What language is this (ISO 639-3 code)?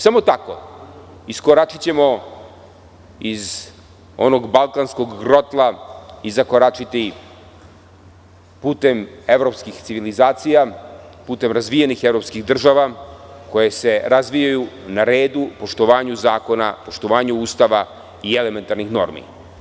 srp